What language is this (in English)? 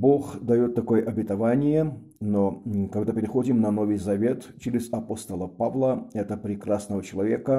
Russian